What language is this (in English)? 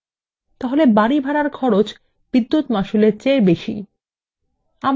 Bangla